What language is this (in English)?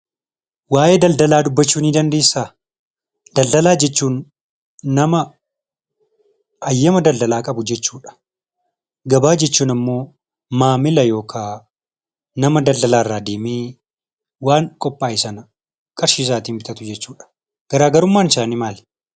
Oromo